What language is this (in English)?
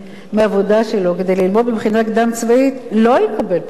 Hebrew